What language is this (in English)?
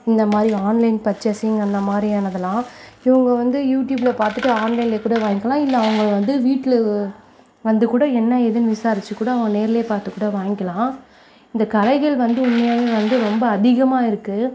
Tamil